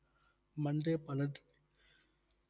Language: Tamil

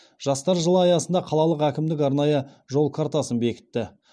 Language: Kazakh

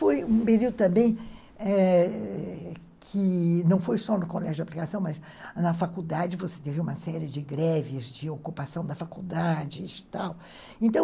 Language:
Portuguese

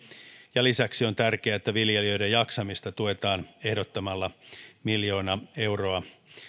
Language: Finnish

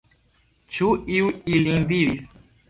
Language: Esperanto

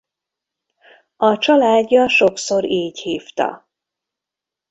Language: Hungarian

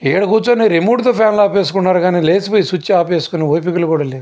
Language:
Telugu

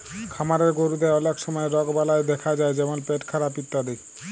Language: Bangla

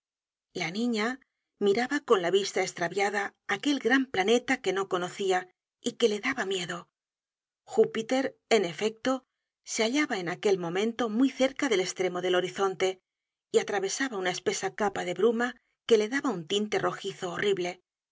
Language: Spanish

